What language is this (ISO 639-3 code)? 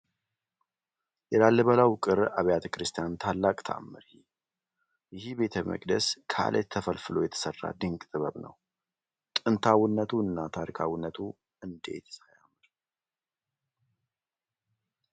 amh